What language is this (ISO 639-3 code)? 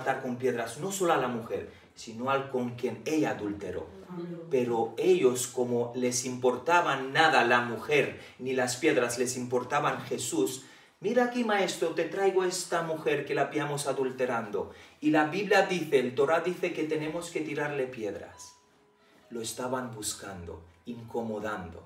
spa